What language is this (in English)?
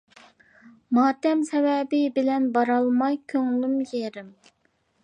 Uyghur